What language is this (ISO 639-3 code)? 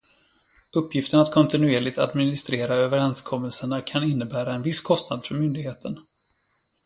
swe